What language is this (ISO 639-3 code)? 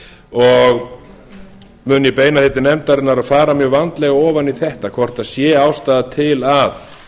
isl